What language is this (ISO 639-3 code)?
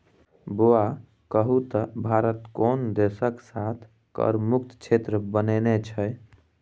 mai